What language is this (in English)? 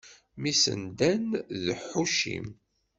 Kabyle